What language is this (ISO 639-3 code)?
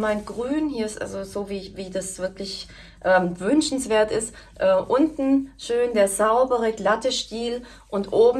deu